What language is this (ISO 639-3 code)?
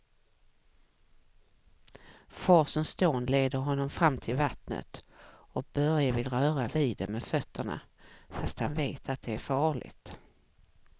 swe